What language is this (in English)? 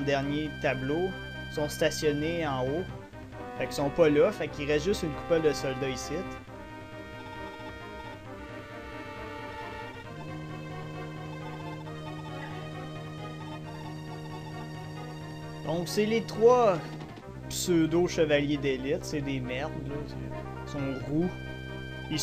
French